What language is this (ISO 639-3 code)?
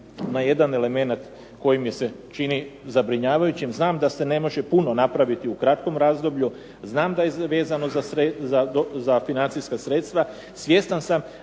hrv